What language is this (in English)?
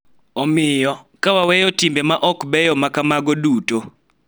Luo (Kenya and Tanzania)